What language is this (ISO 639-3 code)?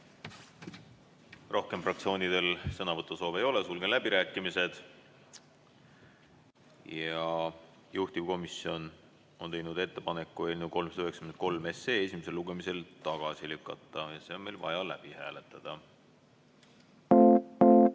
est